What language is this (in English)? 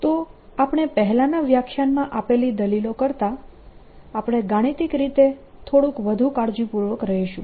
Gujarati